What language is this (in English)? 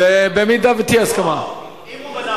Hebrew